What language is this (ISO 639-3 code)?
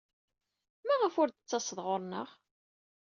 kab